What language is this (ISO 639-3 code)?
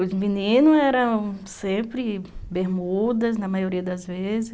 por